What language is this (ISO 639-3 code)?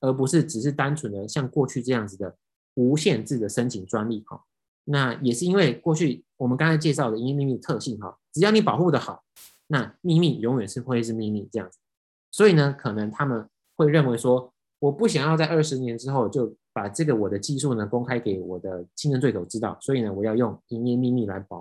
zho